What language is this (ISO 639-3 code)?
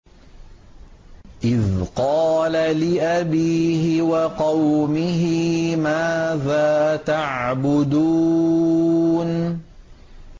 ara